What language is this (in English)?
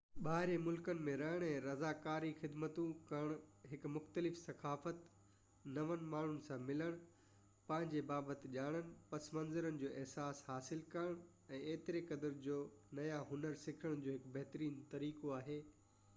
Sindhi